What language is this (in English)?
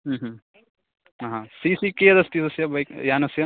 Sanskrit